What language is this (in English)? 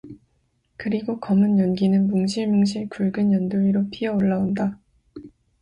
Korean